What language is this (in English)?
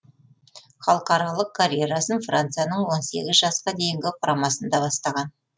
Kazakh